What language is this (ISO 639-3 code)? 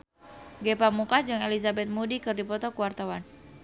sun